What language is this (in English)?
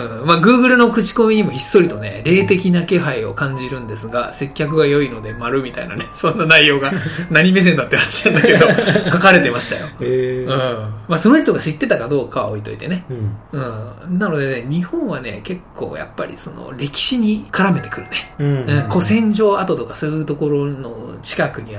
Japanese